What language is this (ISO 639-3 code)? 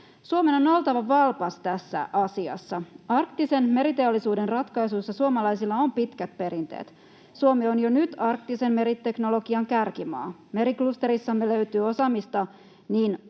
fin